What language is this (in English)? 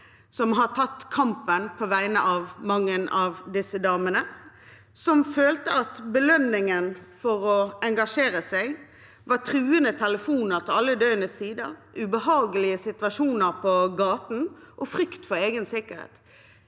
Norwegian